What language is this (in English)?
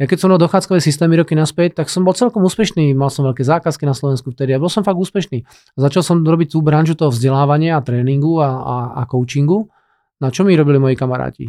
Slovak